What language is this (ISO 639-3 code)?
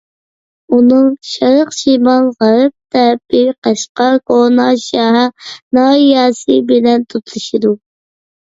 uig